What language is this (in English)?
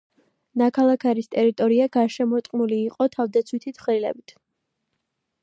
Georgian